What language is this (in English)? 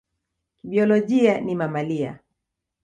Swahili